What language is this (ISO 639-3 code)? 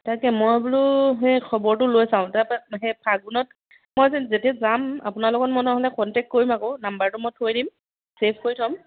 asm